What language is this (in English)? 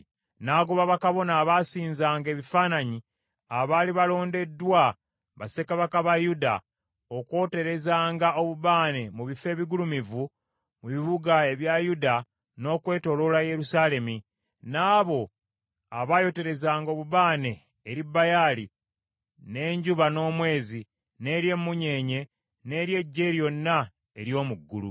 Ganda